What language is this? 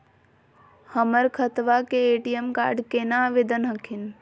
Magahi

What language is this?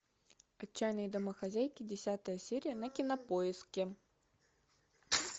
Russian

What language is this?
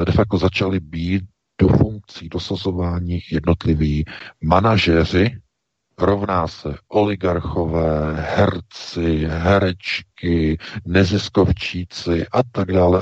Czech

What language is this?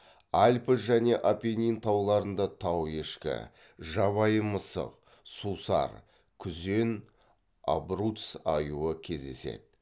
Kazakh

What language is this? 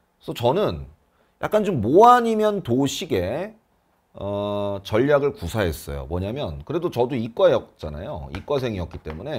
Korean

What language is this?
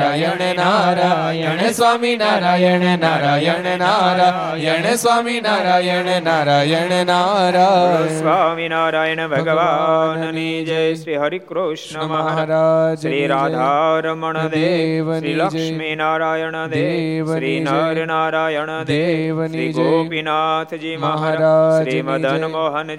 Gujarati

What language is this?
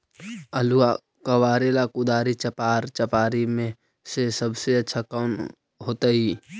Magahi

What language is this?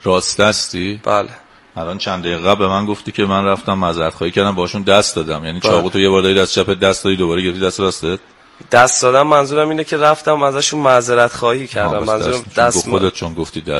Persian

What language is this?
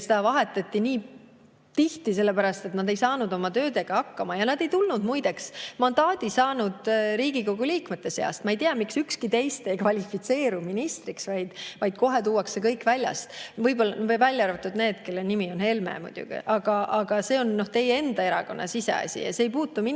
Estonian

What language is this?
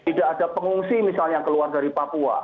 Indonesian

